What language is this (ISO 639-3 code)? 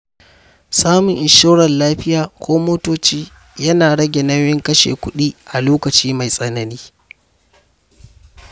hau